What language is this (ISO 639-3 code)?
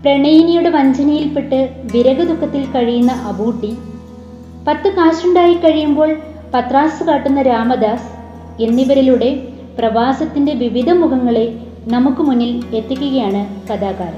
mal